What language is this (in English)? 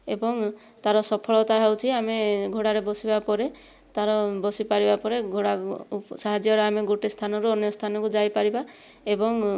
Odia